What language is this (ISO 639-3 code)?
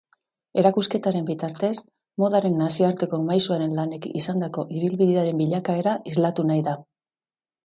eus